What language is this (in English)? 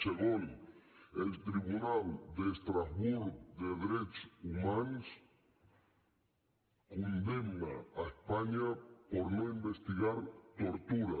Catalan